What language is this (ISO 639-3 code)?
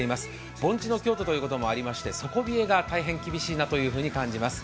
jpn